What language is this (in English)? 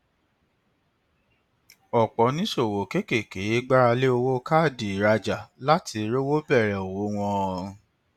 Yoruba